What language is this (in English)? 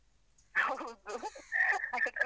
Kannada